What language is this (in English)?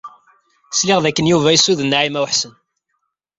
Kabyle